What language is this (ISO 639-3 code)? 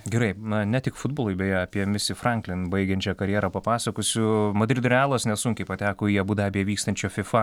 lit